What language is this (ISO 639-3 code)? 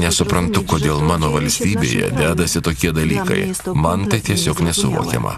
lit